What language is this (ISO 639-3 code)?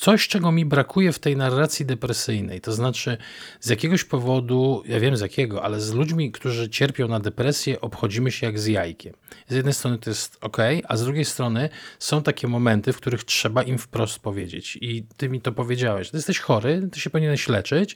pol